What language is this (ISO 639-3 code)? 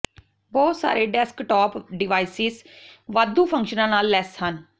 pan